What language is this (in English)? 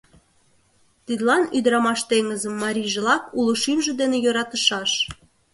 Mari